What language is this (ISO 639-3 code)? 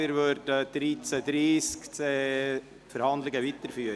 gsw